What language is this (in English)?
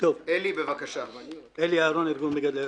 Hebrew